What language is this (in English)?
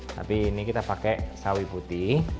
Indonesian